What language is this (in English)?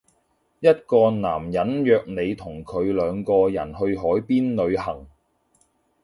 Cantonese